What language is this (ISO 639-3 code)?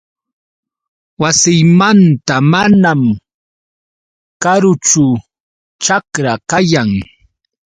qux